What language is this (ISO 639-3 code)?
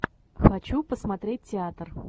rus